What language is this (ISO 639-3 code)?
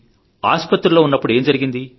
tel